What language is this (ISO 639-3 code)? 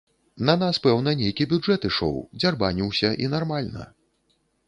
bel